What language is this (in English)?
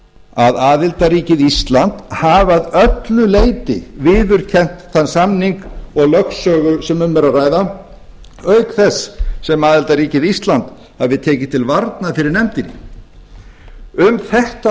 Icelandic